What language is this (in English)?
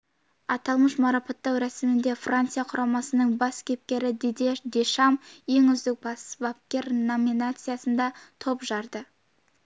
Kazakh